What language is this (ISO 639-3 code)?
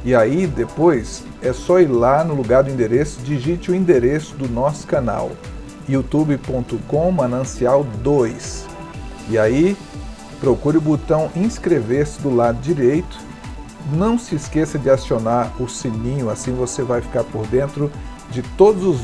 por